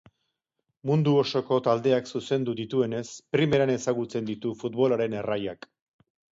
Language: Basque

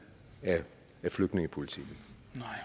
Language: Danish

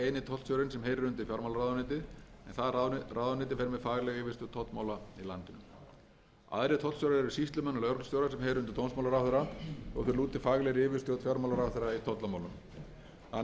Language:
Icelandic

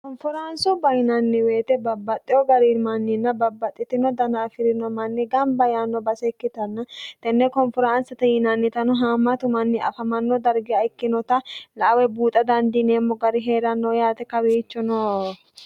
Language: Sidamo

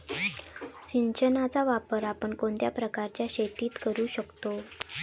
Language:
Marathi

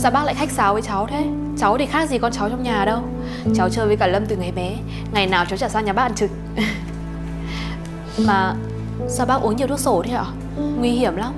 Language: Vietnamese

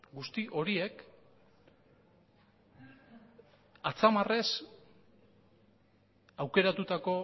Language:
Basque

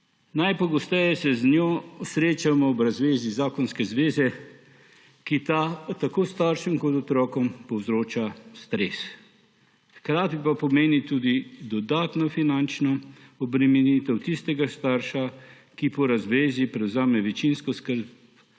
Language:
Slovenian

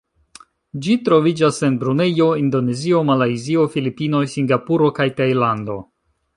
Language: Esperanto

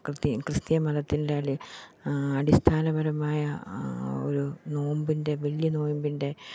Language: Malayalam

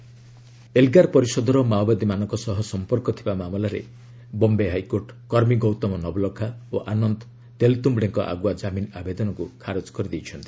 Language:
Odia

